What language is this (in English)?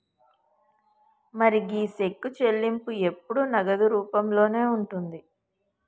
Telugu